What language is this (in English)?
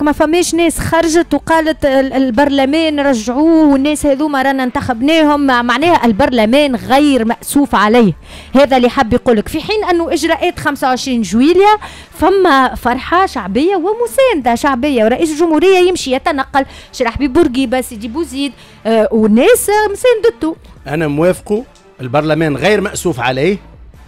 Arabic